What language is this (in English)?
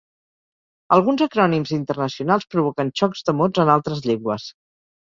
Catalan